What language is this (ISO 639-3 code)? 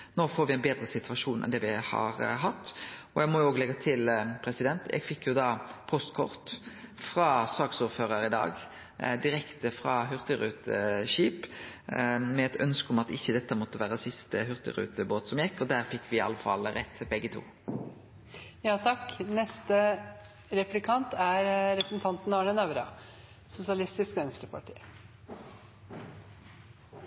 nno